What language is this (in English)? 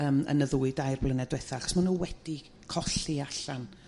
Welsh